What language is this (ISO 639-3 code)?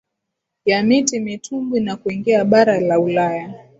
swa